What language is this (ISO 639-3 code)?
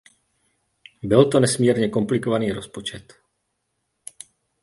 ces